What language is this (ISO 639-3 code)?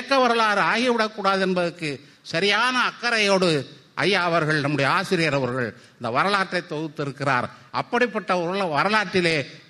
tam